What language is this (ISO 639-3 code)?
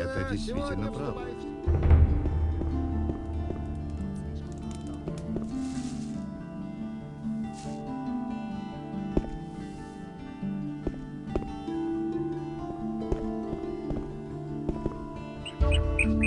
rus